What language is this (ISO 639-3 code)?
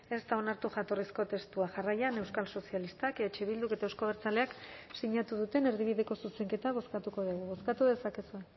eus